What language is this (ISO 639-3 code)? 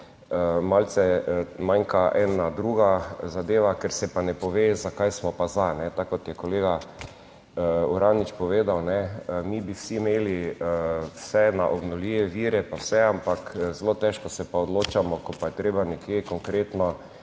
slv